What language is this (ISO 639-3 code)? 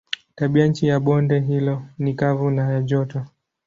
swa